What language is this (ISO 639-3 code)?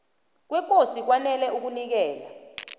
nbl